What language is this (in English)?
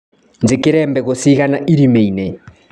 Kikuyu